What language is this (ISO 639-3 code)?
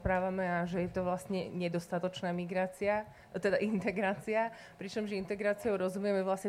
slk